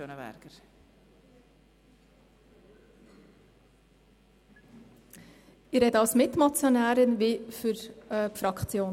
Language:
Swiss German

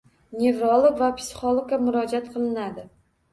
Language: Uzbek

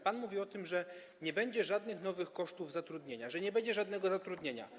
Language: Polish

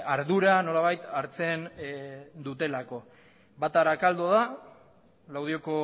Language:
Basque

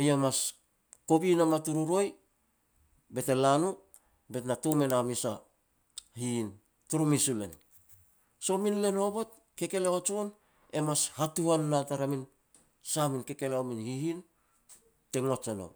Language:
Petats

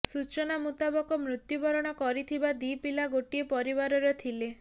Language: Odia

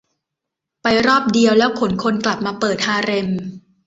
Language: Thai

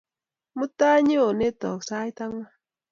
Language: Kalenjin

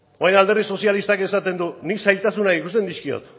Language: Basque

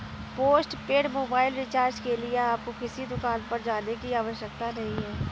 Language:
Hindi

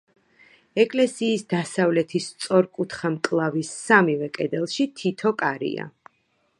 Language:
Georgian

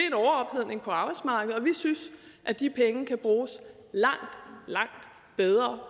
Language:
Danish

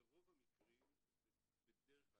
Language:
Hebrew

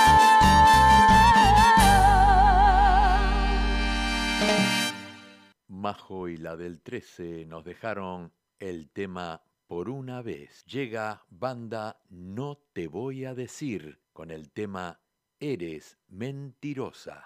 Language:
Spanish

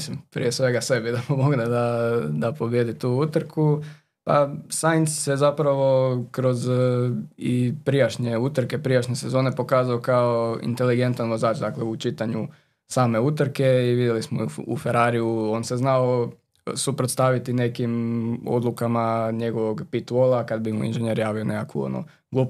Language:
Croatian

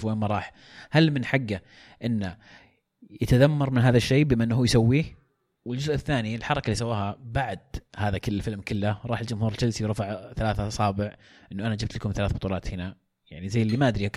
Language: Arabic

